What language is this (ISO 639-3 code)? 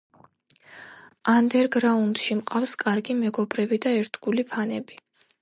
kat